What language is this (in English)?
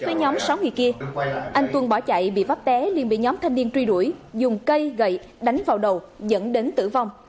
Vietnamese